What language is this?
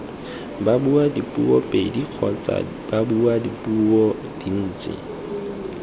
Tswana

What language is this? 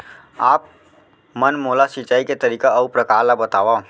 Chhattisgarhi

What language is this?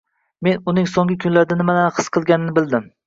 Uzbek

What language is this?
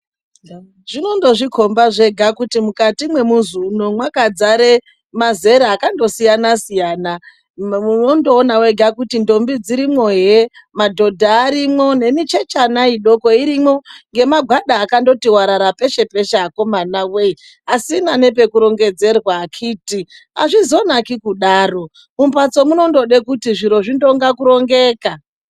Ndau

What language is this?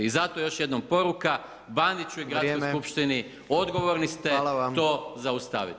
Croatian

